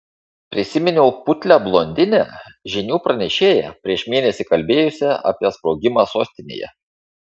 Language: Lithuanian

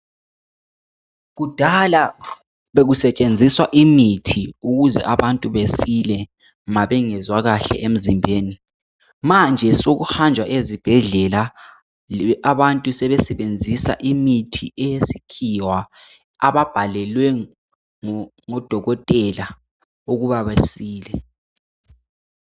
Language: North Ndebele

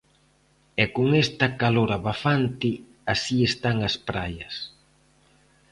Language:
Galician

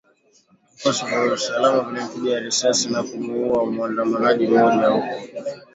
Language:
Swahili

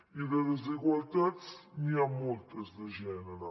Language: Catalan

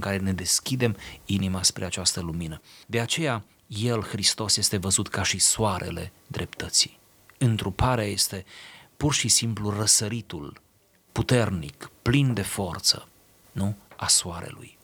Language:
Romanian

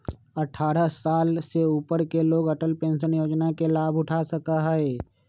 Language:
Magahi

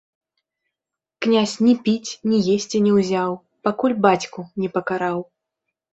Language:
Belarusian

